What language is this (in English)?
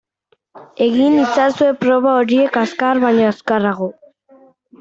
Basque